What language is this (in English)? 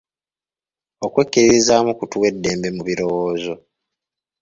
Ganda